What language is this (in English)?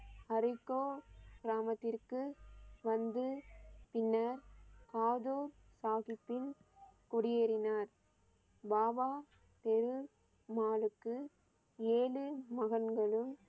Tamil